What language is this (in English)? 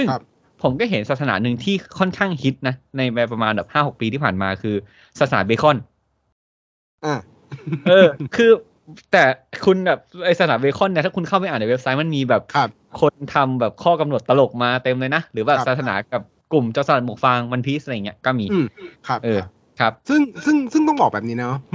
Thai